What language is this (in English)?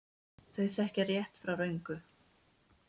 Icelandic